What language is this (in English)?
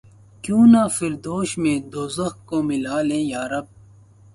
Urdu